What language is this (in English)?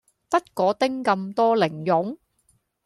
Cantonese